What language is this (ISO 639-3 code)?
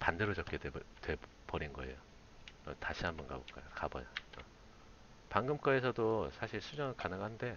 kor